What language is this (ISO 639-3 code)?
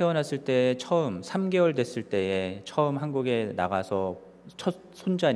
kor